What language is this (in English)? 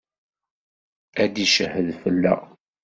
Kabyle